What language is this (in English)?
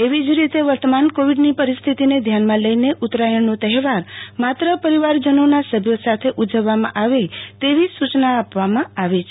Gujarati